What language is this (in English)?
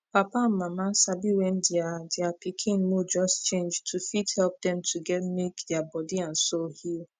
Nigerian Pidgin